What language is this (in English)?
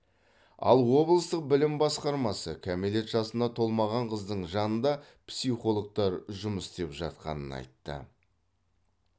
Kazakh